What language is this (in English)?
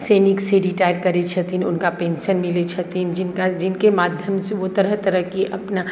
Maithili